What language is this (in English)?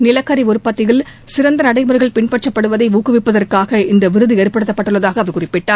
Tamil